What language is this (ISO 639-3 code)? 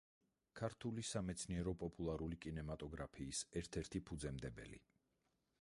kat